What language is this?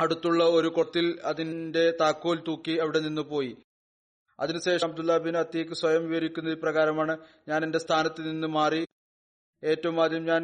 Malayalam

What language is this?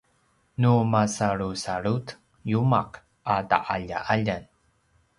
Paiwan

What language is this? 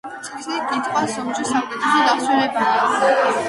Georgian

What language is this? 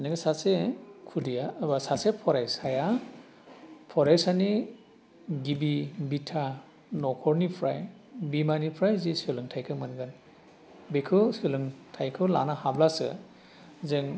Bodo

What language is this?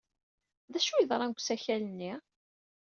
Kabyle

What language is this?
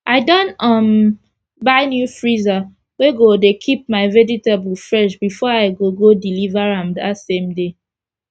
Nigerian Pidgin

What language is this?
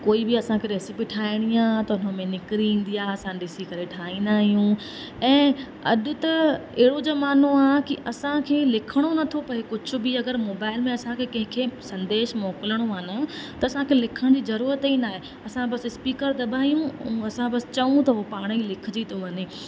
Sindhi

